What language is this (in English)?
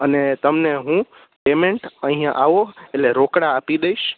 Gujarati